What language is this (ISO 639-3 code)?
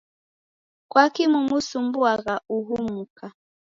dav